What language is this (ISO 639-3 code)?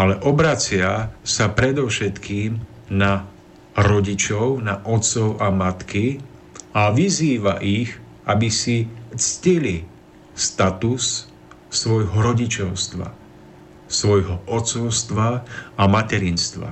slk